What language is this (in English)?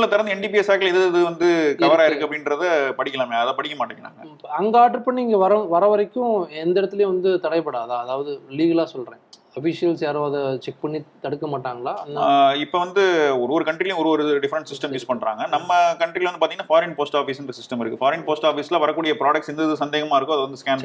Tamil